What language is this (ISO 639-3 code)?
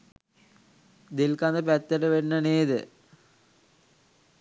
sin